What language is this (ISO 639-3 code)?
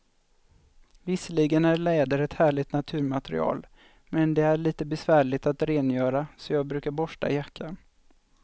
swe